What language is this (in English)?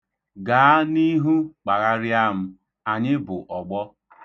Igbo